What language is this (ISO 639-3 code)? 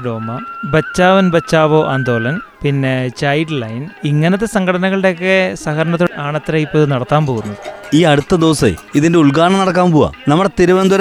mal